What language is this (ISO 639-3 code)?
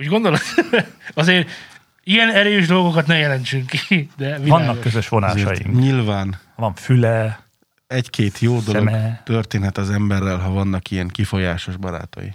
hun